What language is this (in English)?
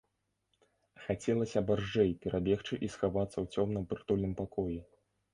Belarusian